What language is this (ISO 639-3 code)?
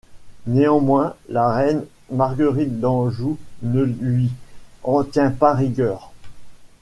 fra